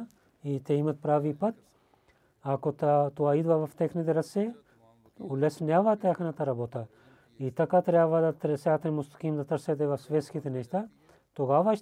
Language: Bulgarian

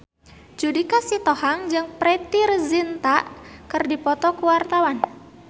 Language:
Sundanese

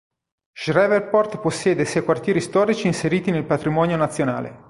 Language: Italian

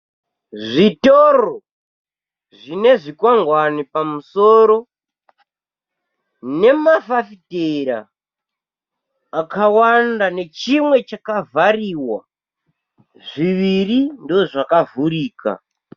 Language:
Shona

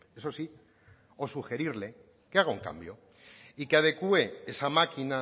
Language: Spanish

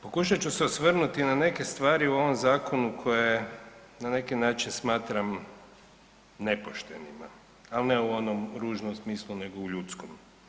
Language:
Croatian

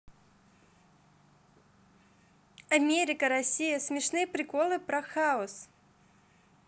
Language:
Russian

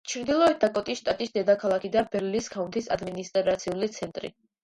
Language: Georgian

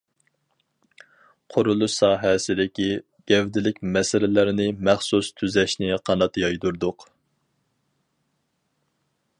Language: Uyghur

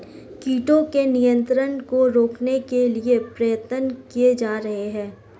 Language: Hindi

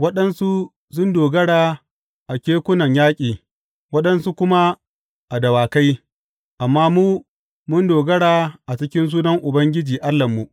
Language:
Hausa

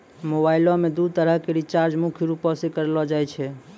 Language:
Maithili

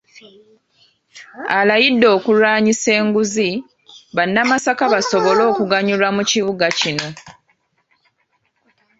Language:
Ganda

